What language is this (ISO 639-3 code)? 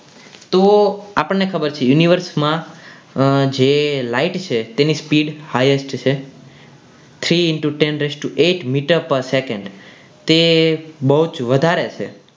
guj